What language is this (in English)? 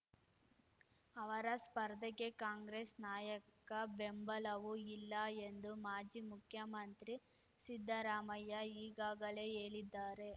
Kannada